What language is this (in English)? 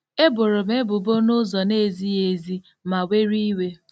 Igbo